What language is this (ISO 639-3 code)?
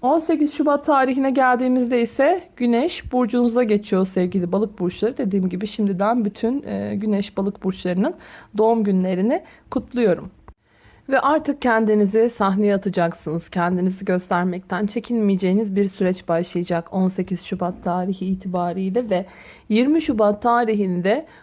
tur